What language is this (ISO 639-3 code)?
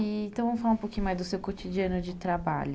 por